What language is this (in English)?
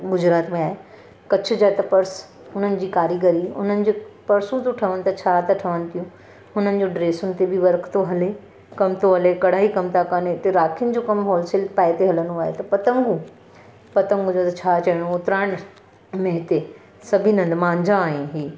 Sindhi